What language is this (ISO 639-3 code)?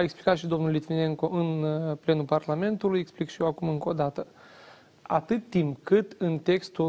ron